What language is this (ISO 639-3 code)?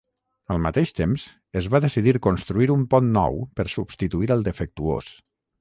cat